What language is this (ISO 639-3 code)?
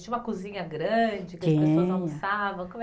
por